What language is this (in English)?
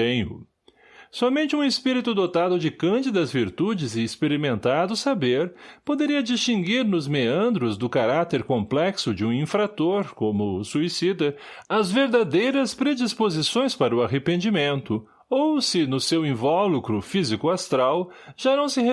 Portuguese